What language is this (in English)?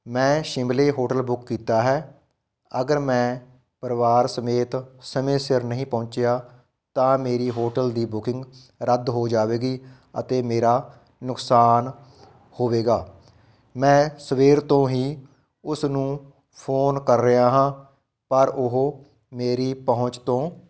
Punjabi